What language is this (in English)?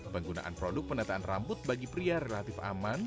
Indonesian